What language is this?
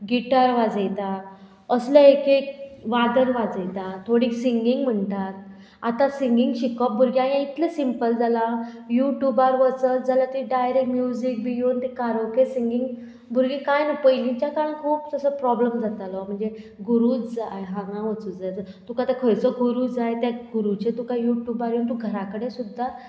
Konkani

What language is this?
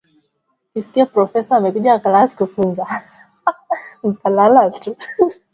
Swahili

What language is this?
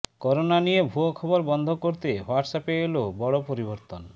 Bangla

